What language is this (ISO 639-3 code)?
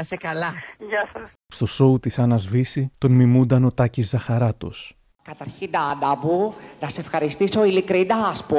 ell